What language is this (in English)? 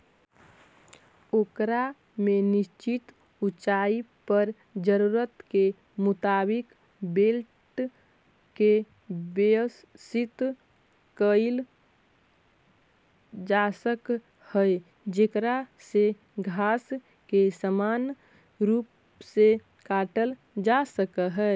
Magahi